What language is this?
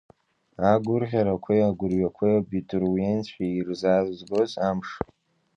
Abkhazian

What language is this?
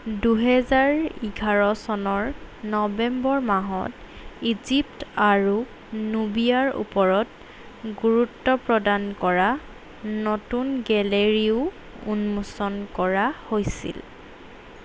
Assamese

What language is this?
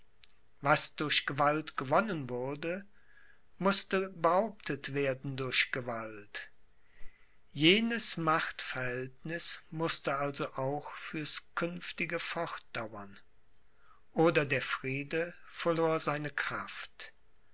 German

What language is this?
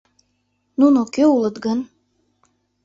Mari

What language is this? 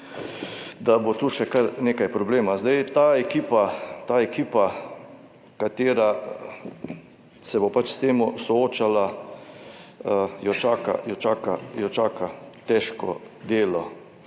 Slovenian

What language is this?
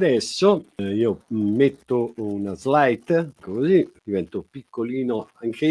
Italian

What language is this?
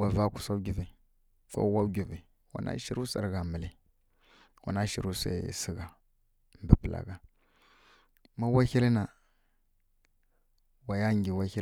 Kirya-Konzəl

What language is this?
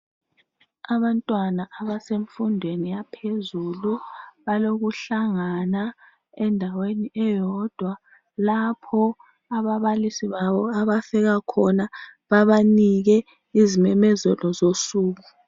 North Ndebele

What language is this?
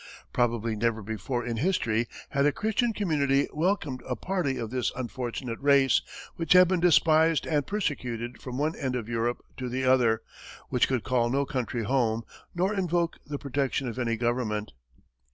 English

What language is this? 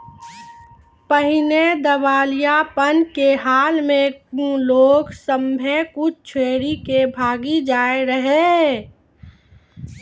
Maithili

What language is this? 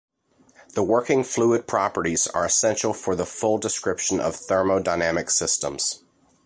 English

